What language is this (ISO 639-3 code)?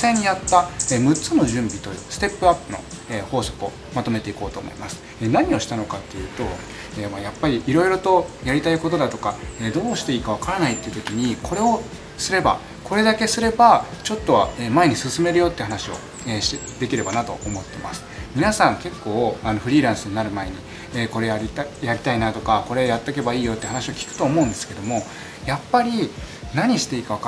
jpn